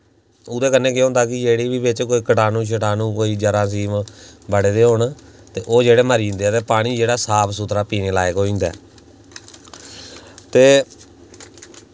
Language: Dogri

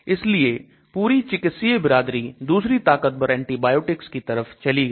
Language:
Hindi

